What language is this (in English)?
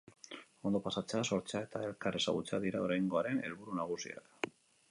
Basque